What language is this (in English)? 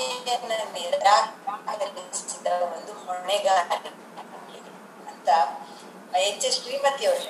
Kannada